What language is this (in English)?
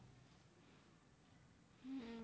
Gujarati